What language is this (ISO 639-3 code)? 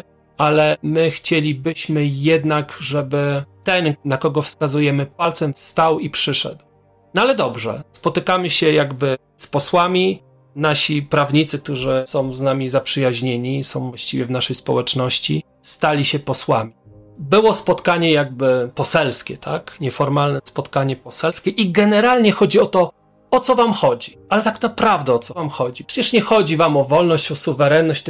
pol